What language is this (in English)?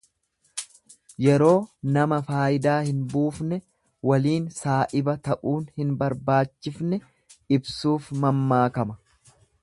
Oromo